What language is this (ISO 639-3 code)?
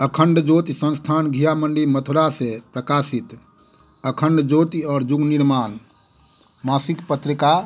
hin